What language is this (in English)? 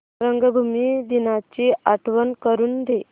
Marathi